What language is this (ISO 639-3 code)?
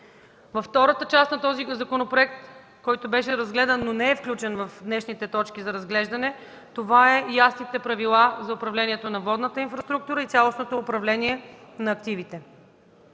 bul